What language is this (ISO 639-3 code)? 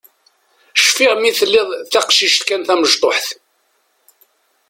kab